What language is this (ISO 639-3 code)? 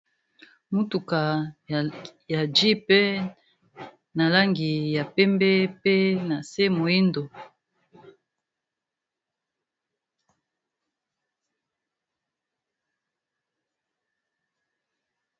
lin